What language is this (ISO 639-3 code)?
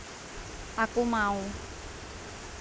jav